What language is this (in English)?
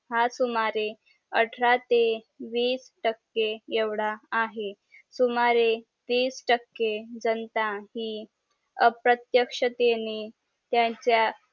Marathi